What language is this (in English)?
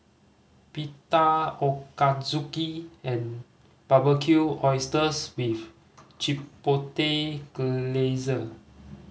English